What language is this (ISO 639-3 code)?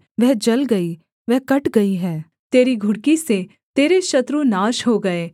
hin